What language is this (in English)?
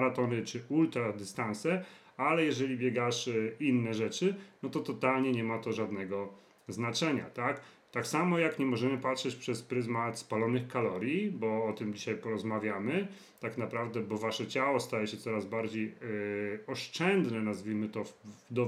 Polish